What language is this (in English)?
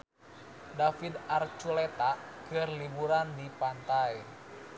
Sundanese